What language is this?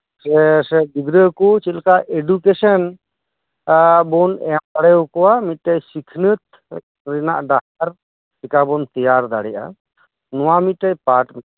Santali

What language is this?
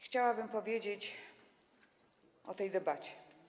Polish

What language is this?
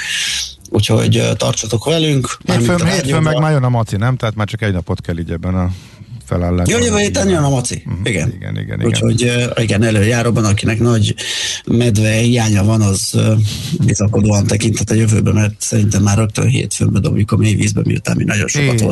Hungarian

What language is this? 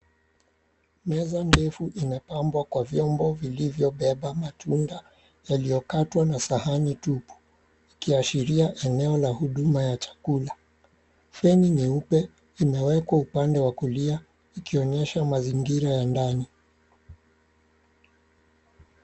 Swahili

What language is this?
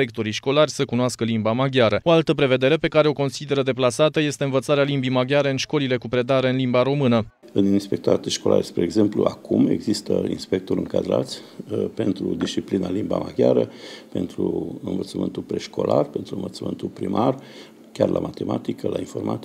Romanian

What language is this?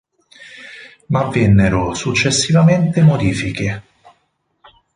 Italian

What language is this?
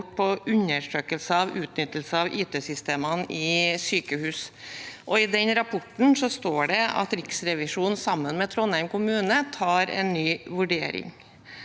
Norwegian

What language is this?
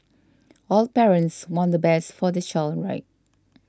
English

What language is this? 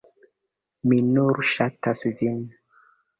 Esperanto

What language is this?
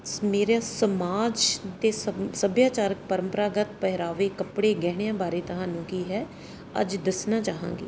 Punjabi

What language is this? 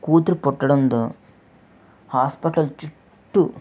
Telugu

